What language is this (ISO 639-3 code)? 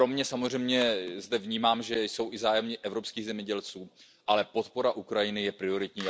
ces